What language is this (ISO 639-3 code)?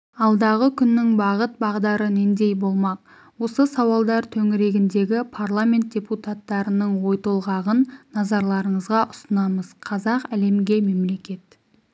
kaz